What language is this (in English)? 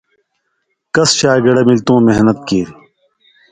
Indus Kohistani